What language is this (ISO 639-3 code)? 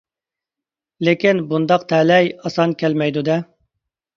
uig